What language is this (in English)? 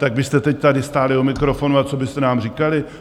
Czech